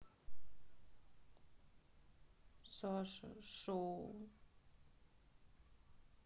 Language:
Russian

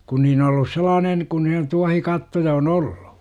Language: Finnish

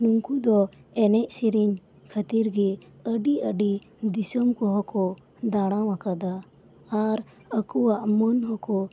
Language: Santali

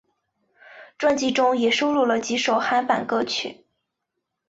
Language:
Chinese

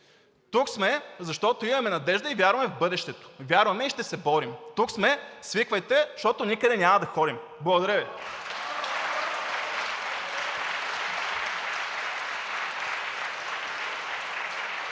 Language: Bulgarian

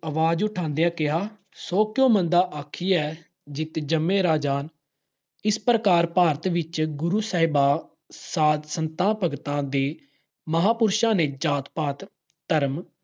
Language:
Punjabi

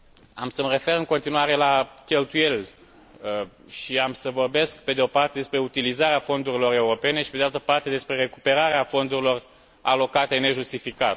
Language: Romanian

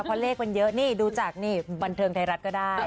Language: Thai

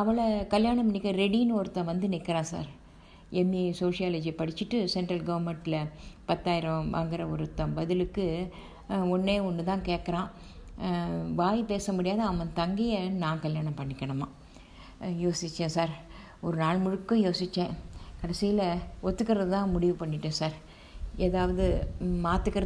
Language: Tamil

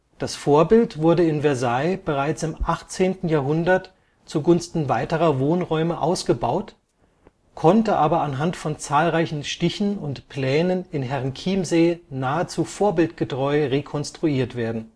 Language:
German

